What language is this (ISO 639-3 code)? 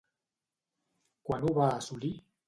cat